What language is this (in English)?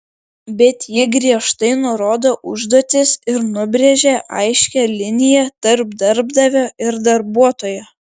Lithuanian